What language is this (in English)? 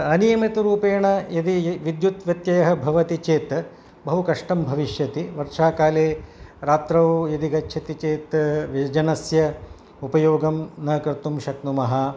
Sanskrit